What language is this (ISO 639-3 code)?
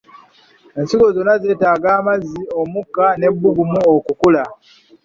lug